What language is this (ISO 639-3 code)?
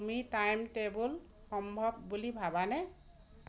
asm